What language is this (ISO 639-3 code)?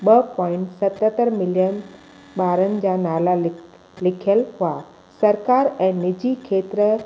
snd